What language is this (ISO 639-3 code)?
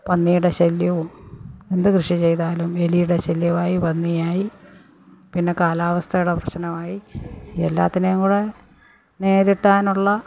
mal